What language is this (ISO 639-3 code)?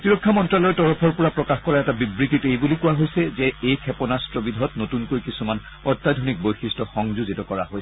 asm